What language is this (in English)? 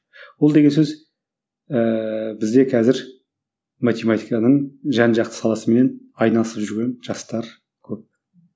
Kazakh